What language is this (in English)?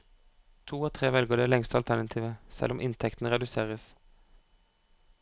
Norwegian